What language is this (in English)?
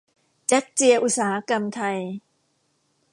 Thai